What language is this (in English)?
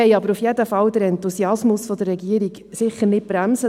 Swiss German